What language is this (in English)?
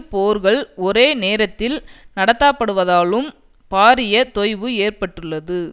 Tamil